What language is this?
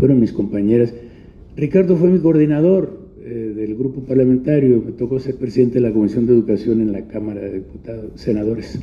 Spanish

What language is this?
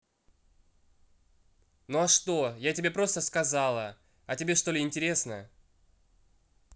Russian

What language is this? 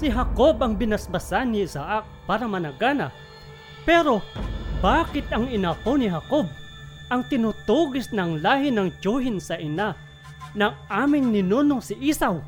Filipino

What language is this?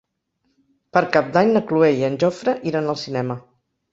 Catalan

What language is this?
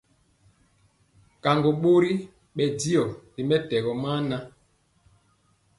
Mpiemo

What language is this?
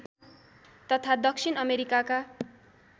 Nepali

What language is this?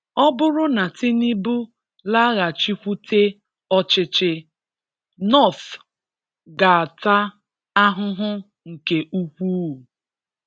Igbo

